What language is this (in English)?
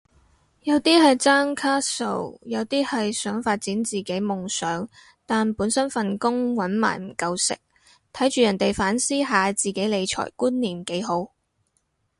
Cantonese